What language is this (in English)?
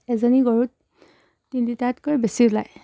Assamese